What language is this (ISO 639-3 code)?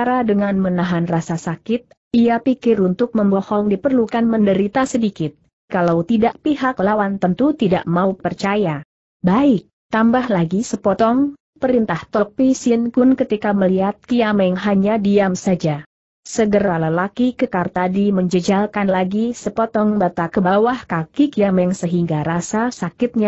ind